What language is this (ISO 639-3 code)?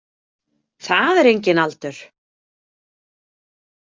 isl